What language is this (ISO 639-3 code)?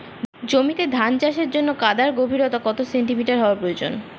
ben